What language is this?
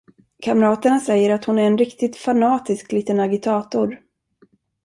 Swedish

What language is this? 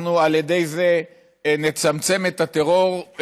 Hebrew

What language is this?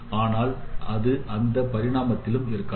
Tamil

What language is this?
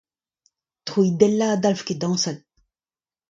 Breton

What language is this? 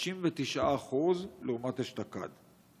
Hebrew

